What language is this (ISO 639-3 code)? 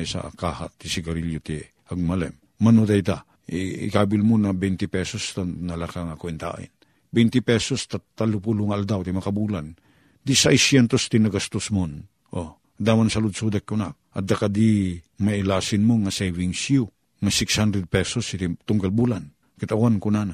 fil